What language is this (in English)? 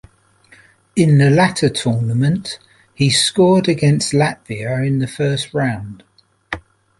English